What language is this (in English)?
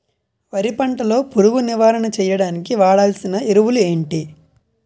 Telugu